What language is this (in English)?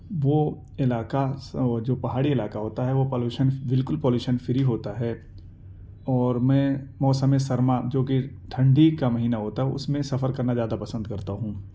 Urdu